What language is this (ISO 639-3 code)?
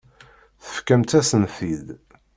kab